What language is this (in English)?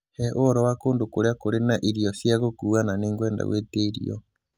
Kikuyu